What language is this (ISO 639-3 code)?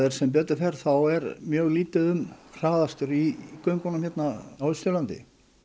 isl